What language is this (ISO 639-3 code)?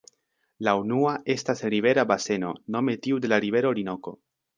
epo